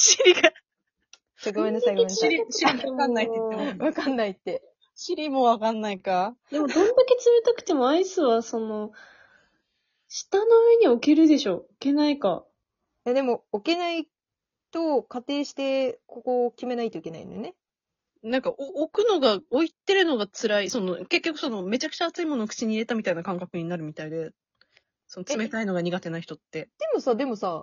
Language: Japanese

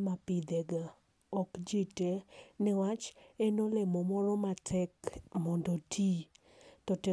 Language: Luo (Kenya and Tanzania)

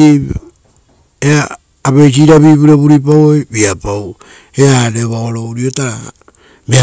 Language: Rotokas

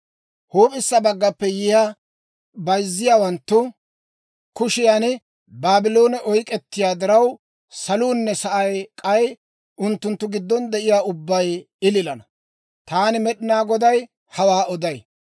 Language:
Dawro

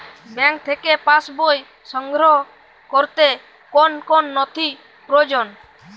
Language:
Bangla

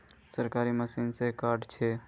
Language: Magahi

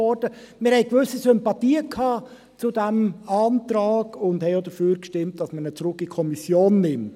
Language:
Swiss German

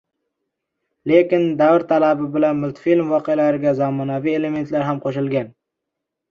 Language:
Uzbek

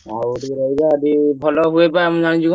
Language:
Odia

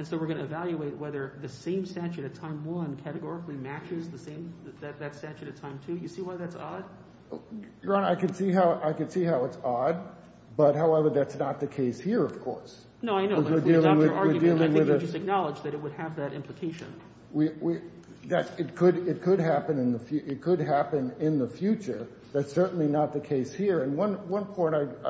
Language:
English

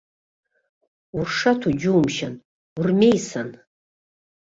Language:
Abkhazian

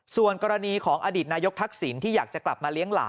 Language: Thai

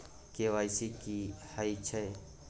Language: Maithili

